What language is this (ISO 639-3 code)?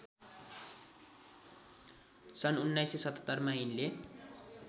nep